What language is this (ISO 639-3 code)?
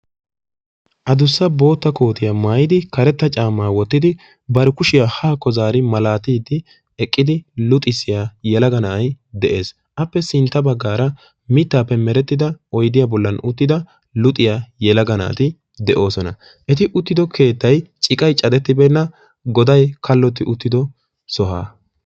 wal